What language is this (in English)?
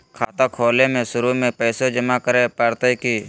Magahi